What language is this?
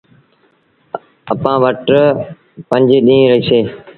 Sindhi Bhil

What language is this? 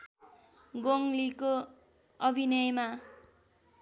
Nepali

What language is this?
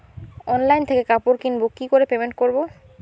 Bangla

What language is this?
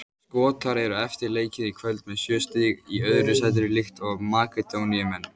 Icelandic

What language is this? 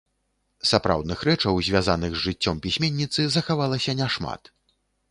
Belarusian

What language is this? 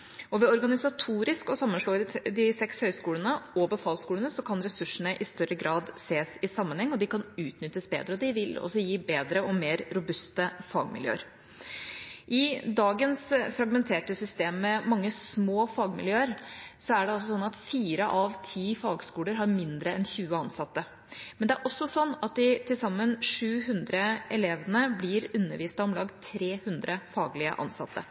Norwegian Bokmål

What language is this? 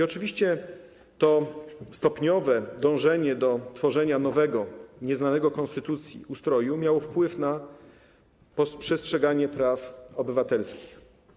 Polish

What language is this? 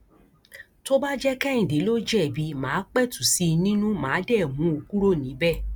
Yoruba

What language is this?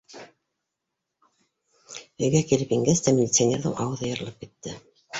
Bashkir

